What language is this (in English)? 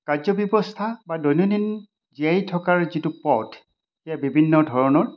Assamese